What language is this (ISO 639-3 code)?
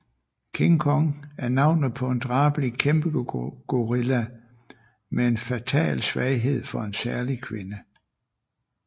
dan